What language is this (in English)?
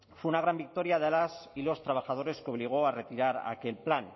Spanish